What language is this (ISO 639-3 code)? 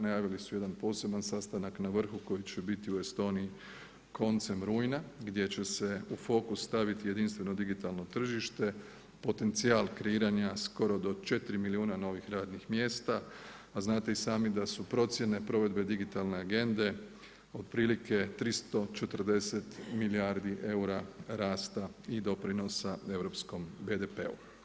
hrv